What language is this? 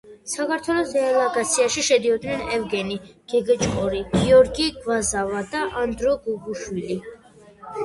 Georgian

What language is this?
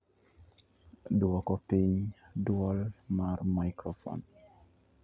Luo (Kenya and Tanzania)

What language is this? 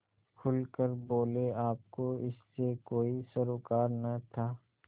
Hindi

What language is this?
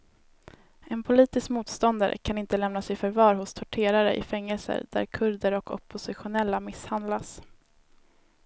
Swedish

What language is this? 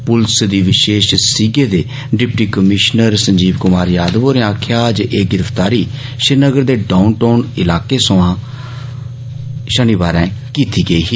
Dogri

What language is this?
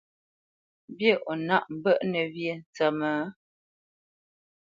Bamenyam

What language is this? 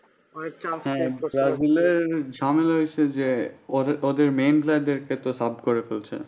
Bangla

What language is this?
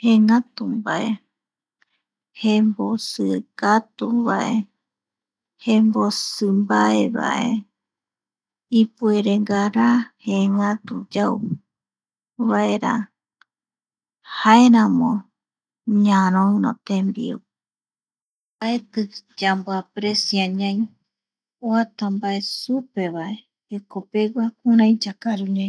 Eastern Bolivian Guaraní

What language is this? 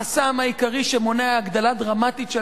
Hebrew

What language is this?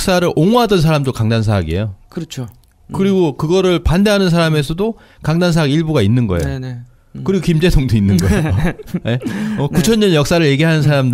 Korean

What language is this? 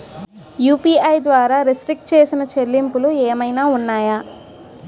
Telugu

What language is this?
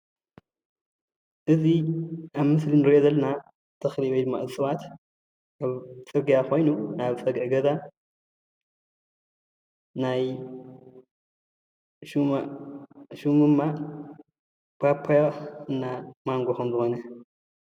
Tigrinya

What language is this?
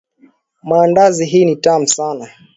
Swahili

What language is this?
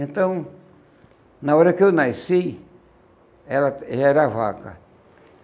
Portuguese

